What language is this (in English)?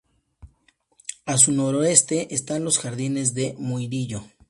Spanish